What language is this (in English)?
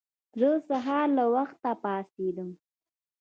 Pashto